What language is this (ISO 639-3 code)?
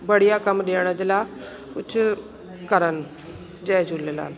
snd